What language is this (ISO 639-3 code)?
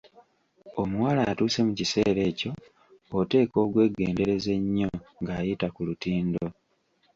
lug